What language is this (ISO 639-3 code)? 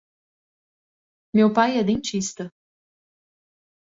por